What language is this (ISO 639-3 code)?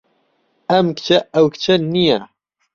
ckb